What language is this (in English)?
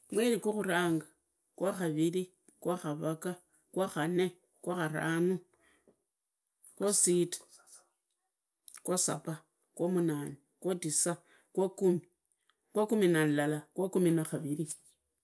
Idakho-Isukha-Tiriki